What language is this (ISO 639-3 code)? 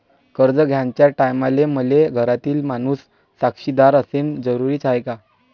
mar